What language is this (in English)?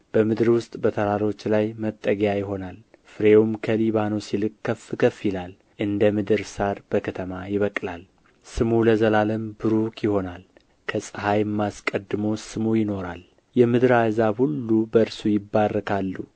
Amharic